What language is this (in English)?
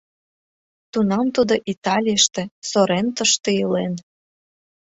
Mari